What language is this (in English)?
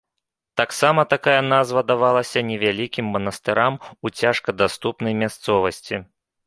Belarusian